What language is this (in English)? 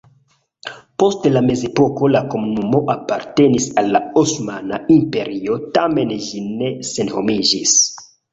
Esperanto